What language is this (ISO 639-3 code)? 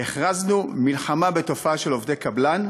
heb